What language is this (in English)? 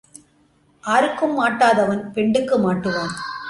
Tamil